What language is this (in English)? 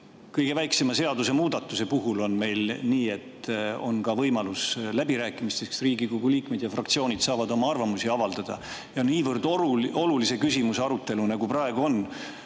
Estonian